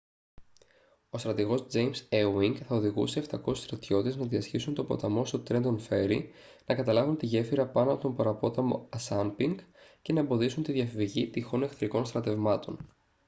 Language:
Greek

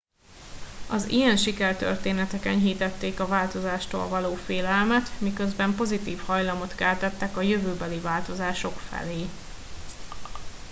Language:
Hungarian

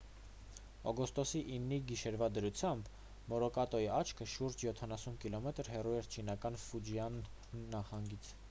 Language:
Armenian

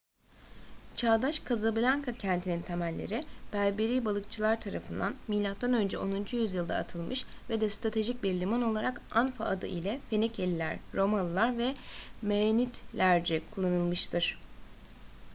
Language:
Turkish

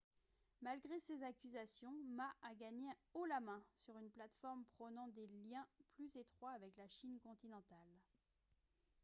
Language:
French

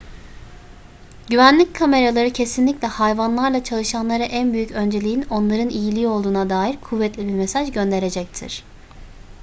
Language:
Turkish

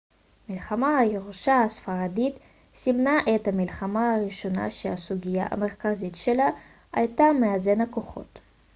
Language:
Hebrew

